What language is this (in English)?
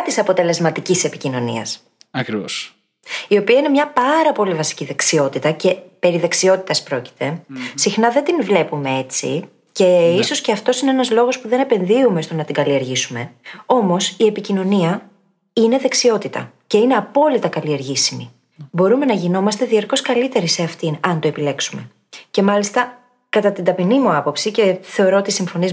Greek